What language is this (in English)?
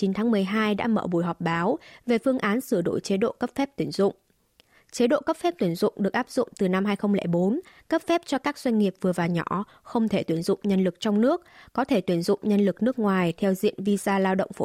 Vietnamese